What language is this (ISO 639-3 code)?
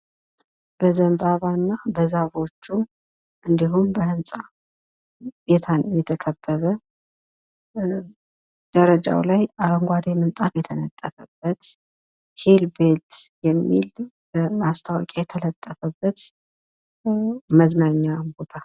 amh